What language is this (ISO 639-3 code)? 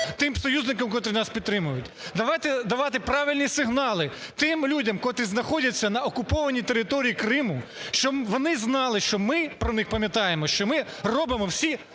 ukr